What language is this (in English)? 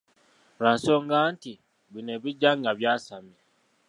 Ganda